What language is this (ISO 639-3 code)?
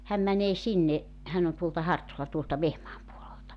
fin